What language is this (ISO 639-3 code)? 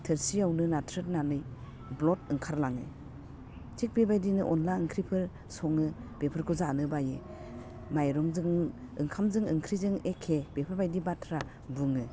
brx